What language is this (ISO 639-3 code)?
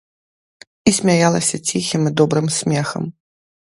bel